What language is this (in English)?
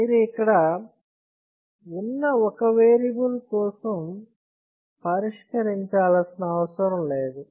Telugu